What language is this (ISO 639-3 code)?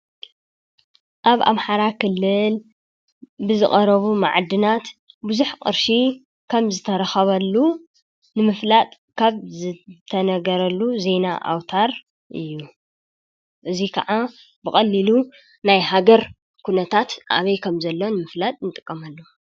tir